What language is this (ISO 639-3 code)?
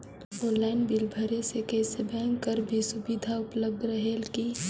hne